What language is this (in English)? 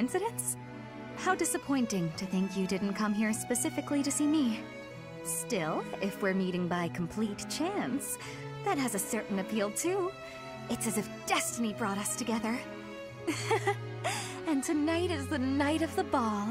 Polish